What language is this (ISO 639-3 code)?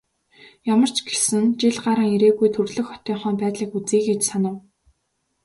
mon